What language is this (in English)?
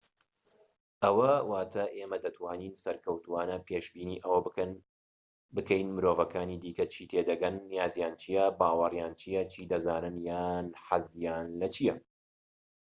Central Kurdish